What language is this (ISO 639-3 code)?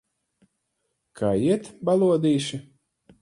lav